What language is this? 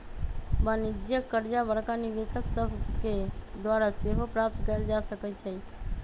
Magahi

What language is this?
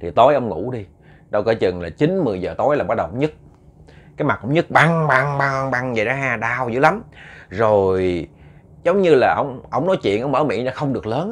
Vietnamese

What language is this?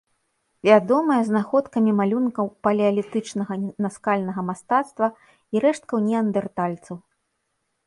Belarusian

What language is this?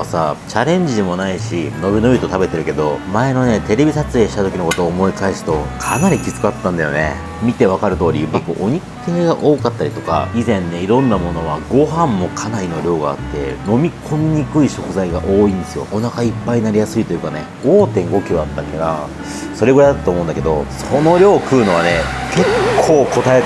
Japanese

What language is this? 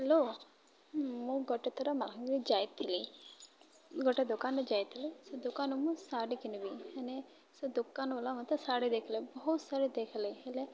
Odia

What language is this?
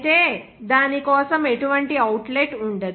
Telugu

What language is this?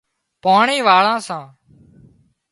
Wadiyara Koli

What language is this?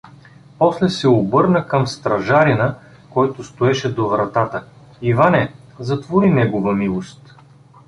Bulgarian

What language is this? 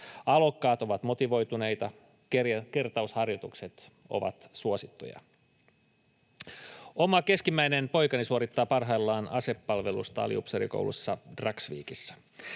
Finnish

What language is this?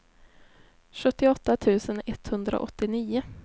Swedish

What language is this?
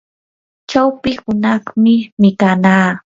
Yanahuanca Pasco Quechua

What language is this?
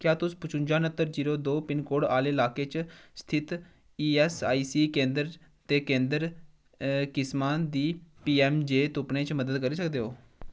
Dogri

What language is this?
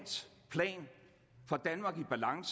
Danish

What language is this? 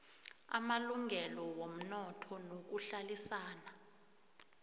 South Ndebele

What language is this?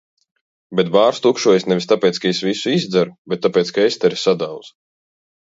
Latvian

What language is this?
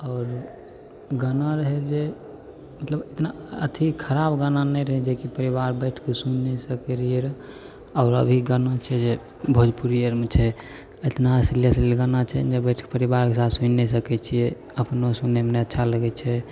Maithili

